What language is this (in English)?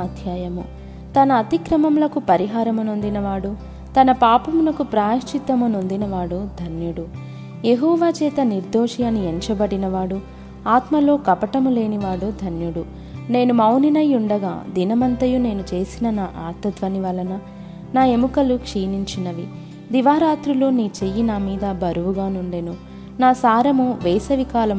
Telugu